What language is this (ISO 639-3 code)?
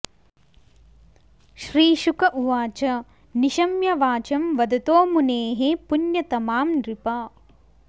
san